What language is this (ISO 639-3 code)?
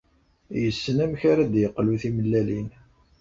kab